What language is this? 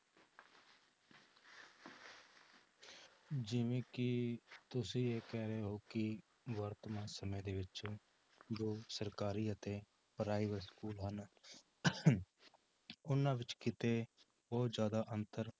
Punjabi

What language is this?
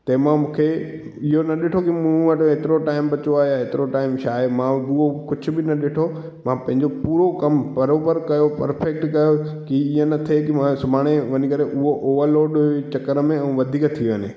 Sindhi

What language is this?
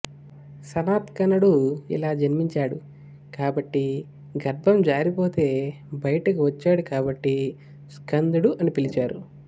Telugu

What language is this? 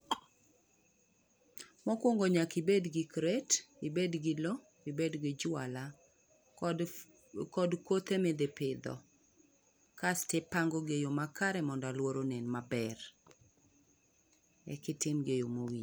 Luo (Kenya and Tanzania)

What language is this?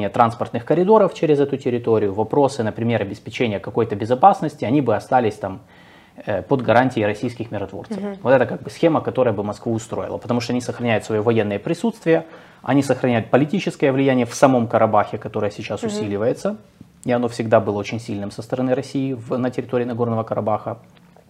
Russian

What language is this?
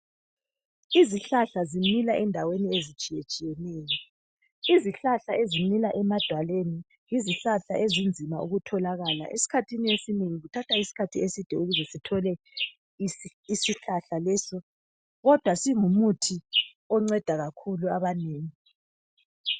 North Ndebele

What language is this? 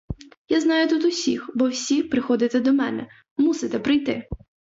Ukrainian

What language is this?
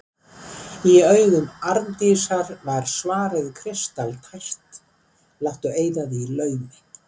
Icelandic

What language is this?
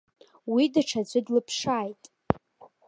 Abkhazian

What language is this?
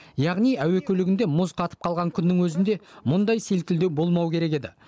Kazakh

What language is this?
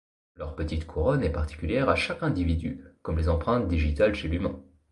French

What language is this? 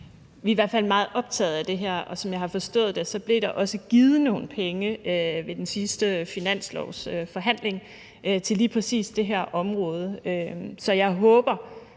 Danish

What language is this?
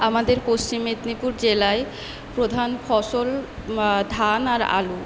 Bangla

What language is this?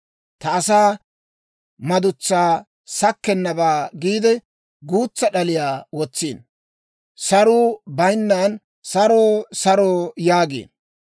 Dawro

